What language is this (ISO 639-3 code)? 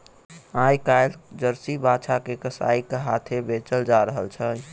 mai